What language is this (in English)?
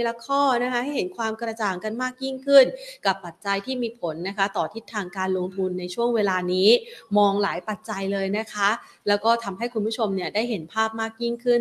Thai